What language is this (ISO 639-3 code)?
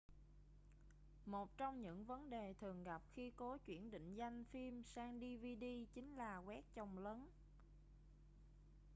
vie